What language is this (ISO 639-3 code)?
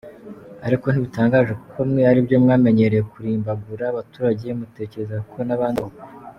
kin